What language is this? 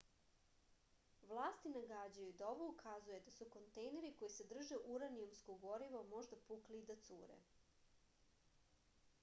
Serbian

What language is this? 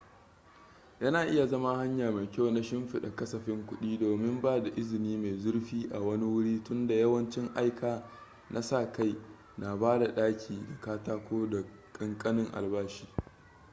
Hausa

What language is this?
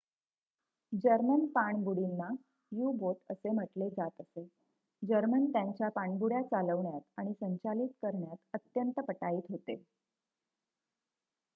Marathi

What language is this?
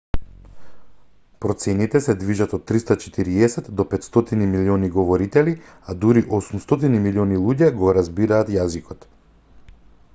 Macedonian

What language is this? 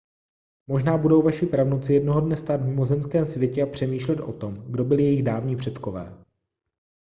Czech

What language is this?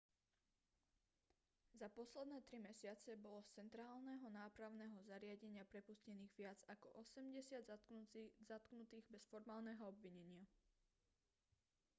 Slovak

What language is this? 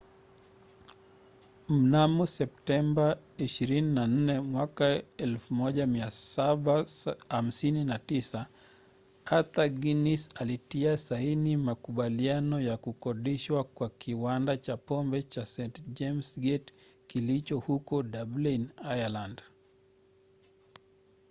Swahili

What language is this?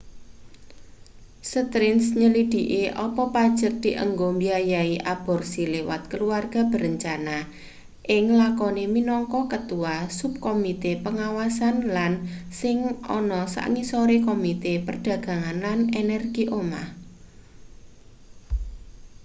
Javanese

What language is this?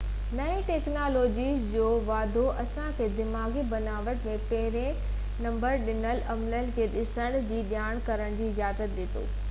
Sindhi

